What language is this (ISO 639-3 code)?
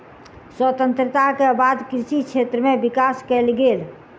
mai